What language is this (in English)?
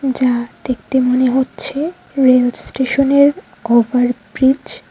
Bangla